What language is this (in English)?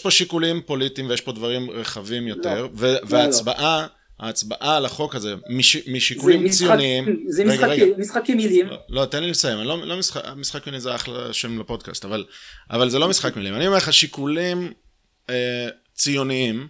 Hebrew